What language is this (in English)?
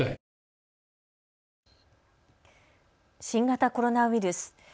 Japanese